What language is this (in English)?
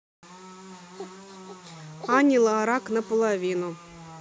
Russian